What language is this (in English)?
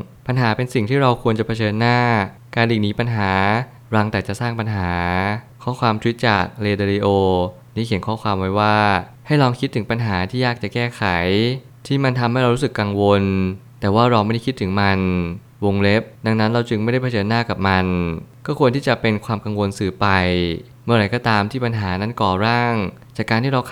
Thai